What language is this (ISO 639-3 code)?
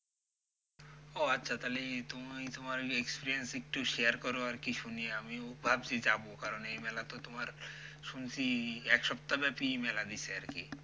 ben